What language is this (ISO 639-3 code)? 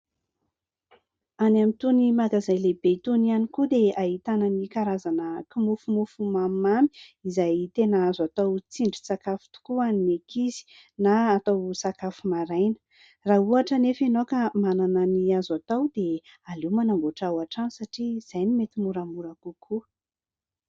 mlg